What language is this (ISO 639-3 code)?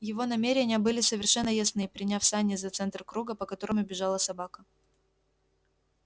rus